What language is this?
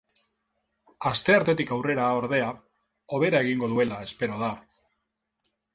Basque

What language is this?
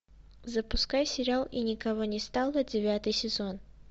Russian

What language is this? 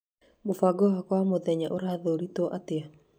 Kikuyu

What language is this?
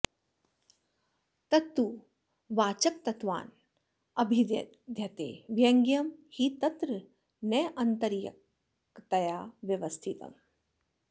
Sanskrit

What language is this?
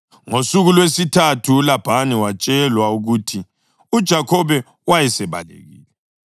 North Ndebele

